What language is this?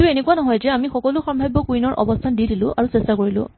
Assamese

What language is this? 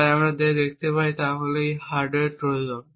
Bangla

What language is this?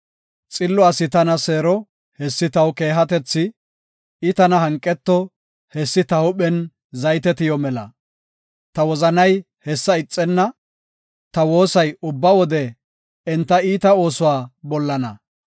Gofa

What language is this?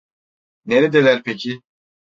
Turkish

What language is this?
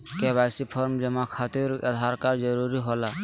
Magahi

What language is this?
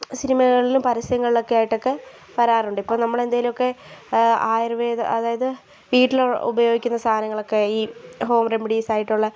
Malayalam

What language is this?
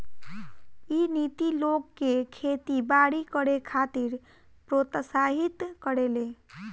Bhojpuri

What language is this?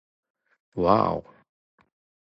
Japanese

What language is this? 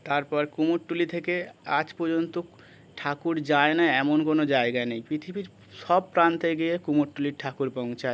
Bangla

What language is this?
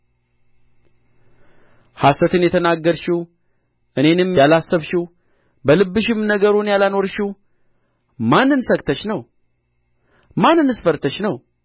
Amharic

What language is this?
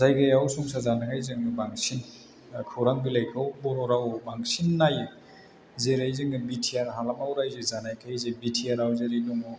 Bodo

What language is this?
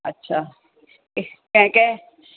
Sindhi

